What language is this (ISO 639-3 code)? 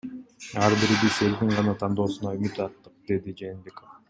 kir